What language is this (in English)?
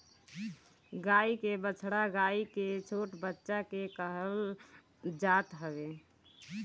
Bhojpuri